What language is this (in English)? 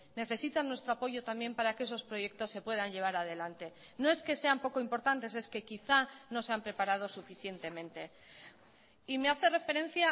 Spanish